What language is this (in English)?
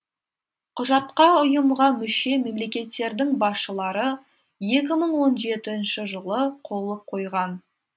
Kazakh